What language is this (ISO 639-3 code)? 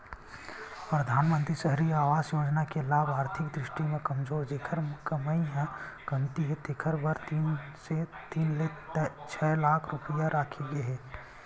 hne